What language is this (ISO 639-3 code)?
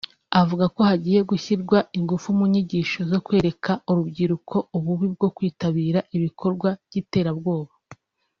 kin